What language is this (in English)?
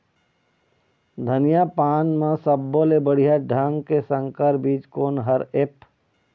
Chhattisgarhi